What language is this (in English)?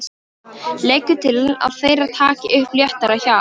Icelandic